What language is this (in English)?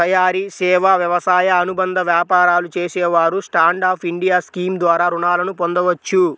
Telugu